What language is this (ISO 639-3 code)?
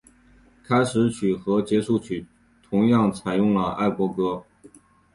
zho